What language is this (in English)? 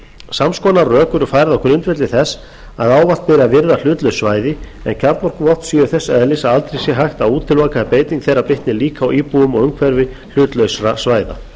Icelandic